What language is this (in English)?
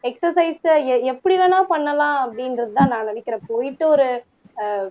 Tamil